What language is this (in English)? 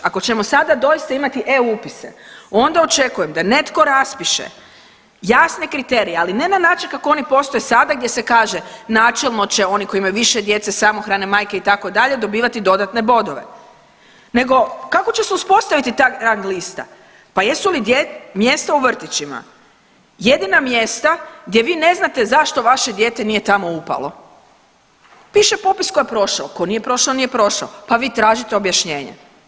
Croatian